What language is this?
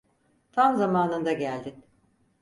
Turkish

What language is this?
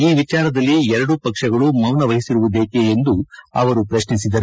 Kannada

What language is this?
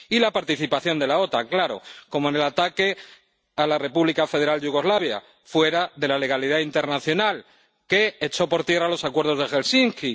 Spanish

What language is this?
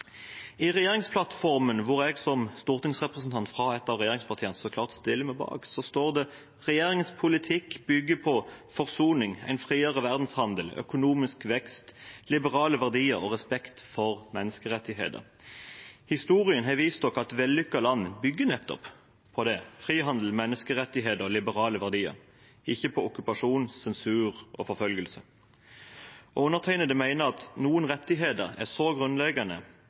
Norwegian Bokmål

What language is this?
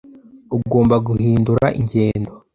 Kinyarwanda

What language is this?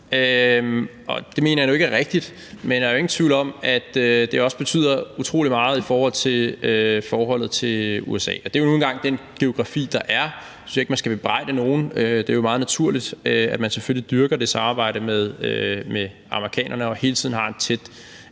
Danish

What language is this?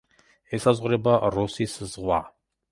Georgian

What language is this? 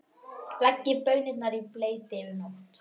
Icelandic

